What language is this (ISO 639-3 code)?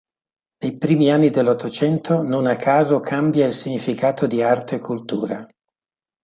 ita